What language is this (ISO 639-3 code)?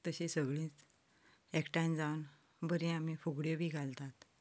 kok